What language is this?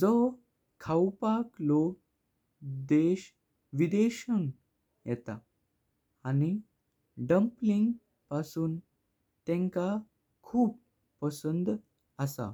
Konkani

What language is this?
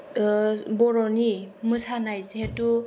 Bodo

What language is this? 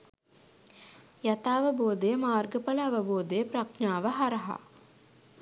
Sinhala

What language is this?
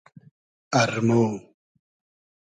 Hazaragi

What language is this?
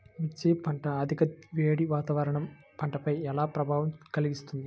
Telugu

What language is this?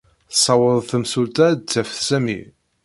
Kabyle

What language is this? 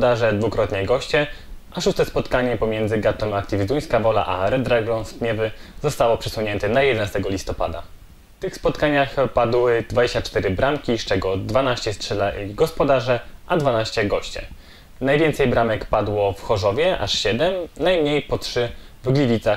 Polish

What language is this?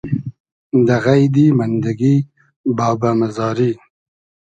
Hazaragi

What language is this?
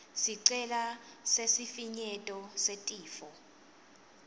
Swati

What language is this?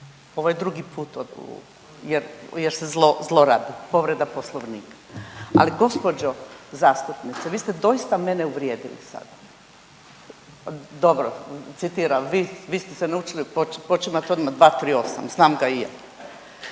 Croatian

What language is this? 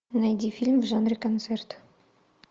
Russian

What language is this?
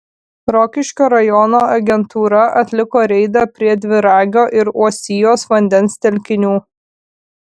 Lithuanian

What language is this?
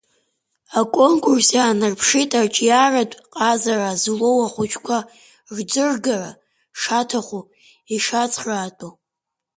Abkhazian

